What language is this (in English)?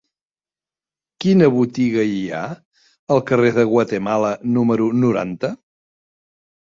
Catalan